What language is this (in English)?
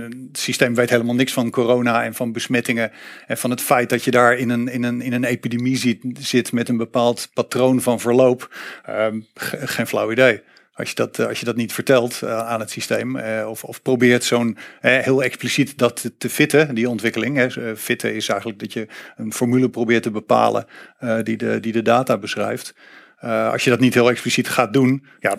Dutch